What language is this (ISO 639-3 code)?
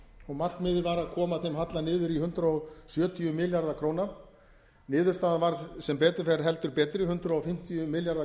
isl